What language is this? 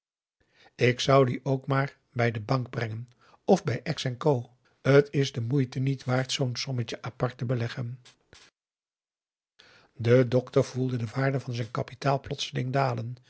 Dutch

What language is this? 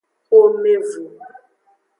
Aja (Benin)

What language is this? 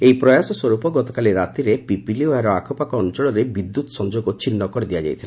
Odia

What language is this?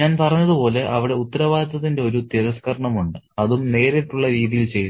Malayalam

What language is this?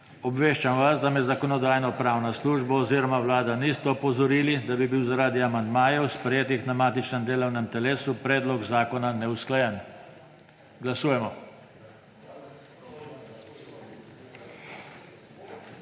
Slovenian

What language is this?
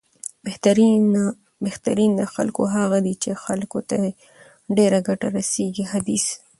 Pashto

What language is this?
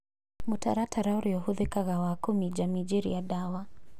Kikuyu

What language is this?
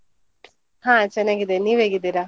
Kannada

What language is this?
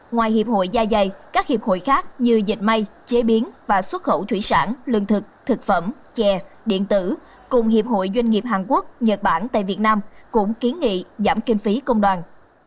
Vietnamese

